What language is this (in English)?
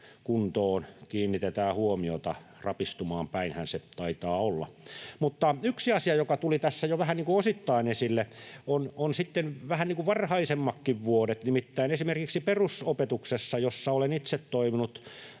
Finnish